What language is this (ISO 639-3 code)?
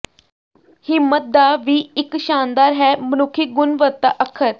pan